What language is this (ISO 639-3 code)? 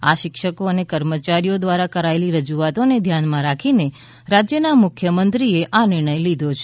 guj